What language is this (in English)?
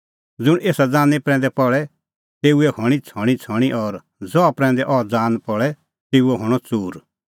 Kullu Pahari